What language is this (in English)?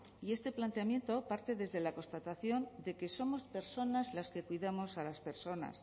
Spanish